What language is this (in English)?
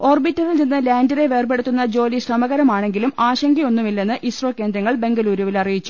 Malayalam